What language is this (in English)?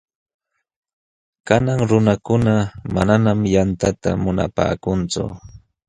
Jauja Wanca Quechua